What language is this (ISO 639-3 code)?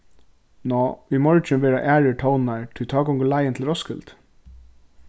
fao